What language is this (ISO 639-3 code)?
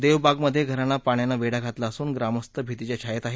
mar